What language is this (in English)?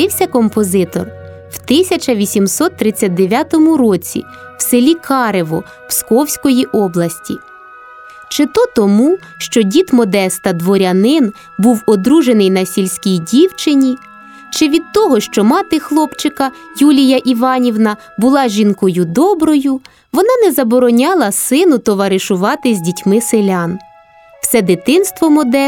Ukrainian